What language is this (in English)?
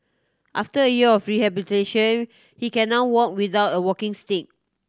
English